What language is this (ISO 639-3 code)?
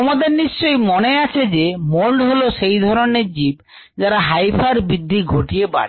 ben